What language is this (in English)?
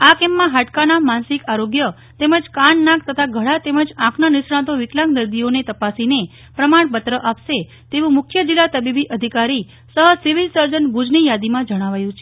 Gujarati